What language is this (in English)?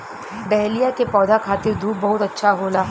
Bhojpuri